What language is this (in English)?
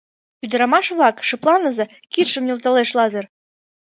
Mari